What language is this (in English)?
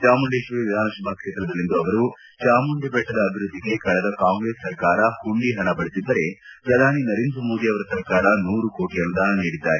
Kannada